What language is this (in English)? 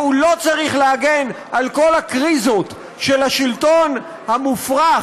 Hebrew